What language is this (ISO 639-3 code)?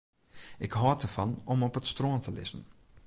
fry